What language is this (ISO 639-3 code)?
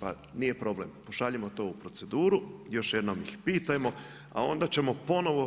hrv